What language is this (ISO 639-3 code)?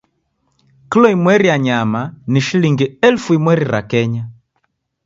dav